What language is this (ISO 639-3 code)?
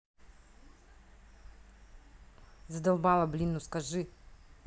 rus